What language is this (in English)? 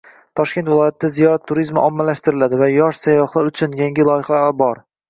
Uzbek